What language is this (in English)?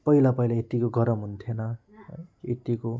Nepali